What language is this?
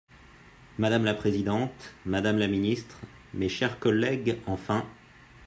French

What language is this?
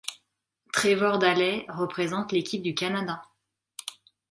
French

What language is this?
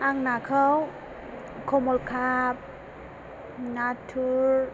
Bodo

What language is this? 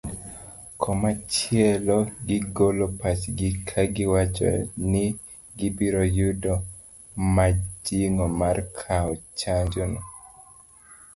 Luo (Kenya and Tanzania)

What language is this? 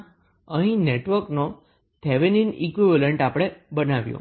Gujarati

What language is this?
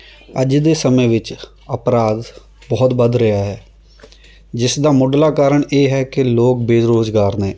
Punjabi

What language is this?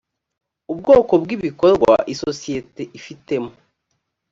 Kinyarwanda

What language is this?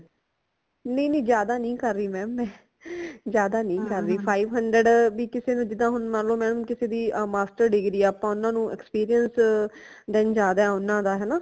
Punjabi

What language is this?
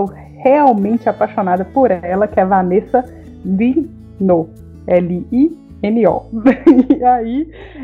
Portuguese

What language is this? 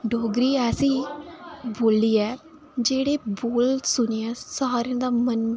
Dogri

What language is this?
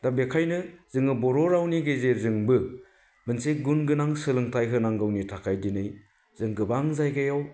Bodo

